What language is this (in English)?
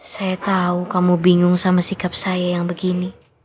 Indonesian